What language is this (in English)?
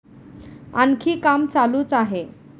Marathi